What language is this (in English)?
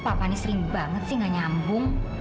Indonesian